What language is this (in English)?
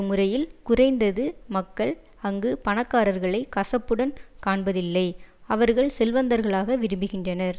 Tamil